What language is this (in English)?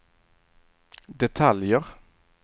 Swedish